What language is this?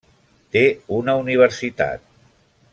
Catalan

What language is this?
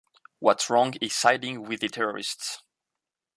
English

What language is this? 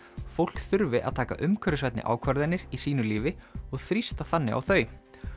Icelandic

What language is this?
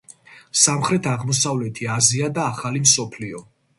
Georgian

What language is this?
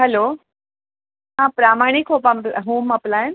Marathi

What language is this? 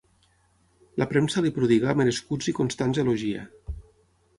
Catalan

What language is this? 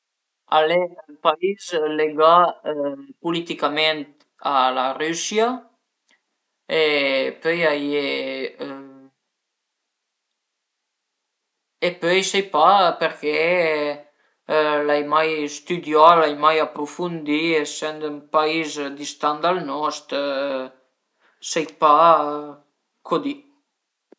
Piedmontese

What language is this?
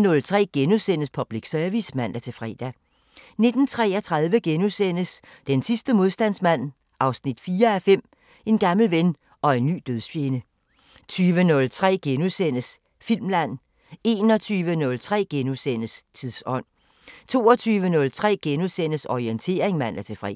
Danish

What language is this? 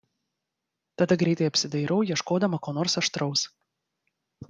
Lithuanian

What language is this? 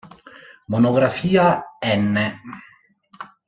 Italian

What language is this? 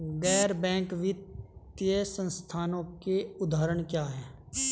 Hindi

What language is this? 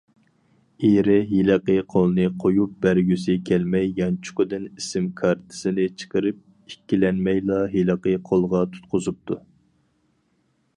Uyghur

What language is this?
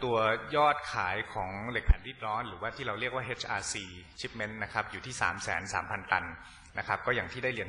Thai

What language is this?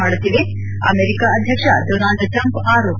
Kannada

